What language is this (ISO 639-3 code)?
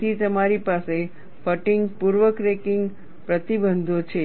guj